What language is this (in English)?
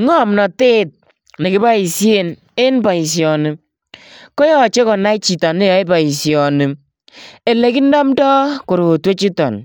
Kalenjin